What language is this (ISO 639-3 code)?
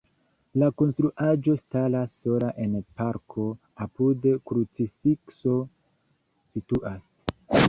epo